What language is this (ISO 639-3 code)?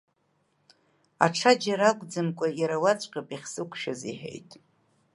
abk